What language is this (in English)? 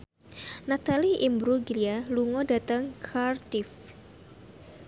Javanese